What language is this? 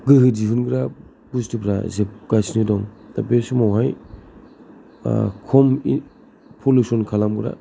Bodo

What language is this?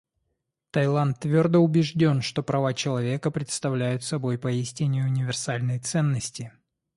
Russian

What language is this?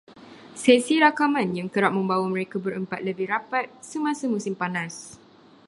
Malay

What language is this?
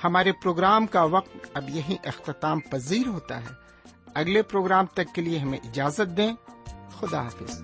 Urdu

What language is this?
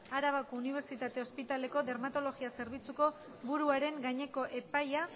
Basque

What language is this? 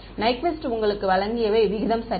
Tamil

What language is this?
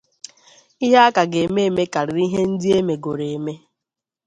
Igbo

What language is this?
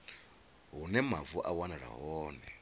Venda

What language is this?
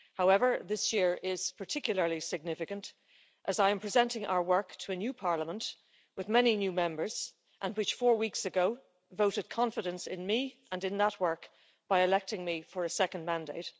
English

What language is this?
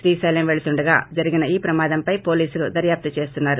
Telugu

